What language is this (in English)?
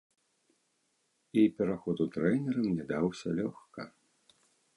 Belarusian